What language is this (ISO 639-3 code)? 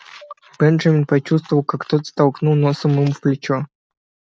rus